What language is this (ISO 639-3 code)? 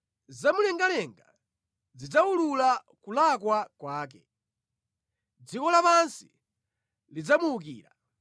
nya